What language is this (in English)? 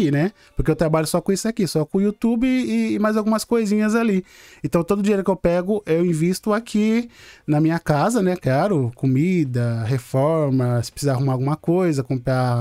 Portuguese